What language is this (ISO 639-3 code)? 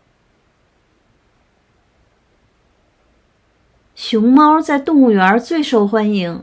zho